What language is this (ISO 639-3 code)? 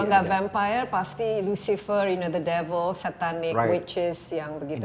ind